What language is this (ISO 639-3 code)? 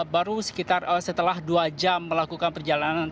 ind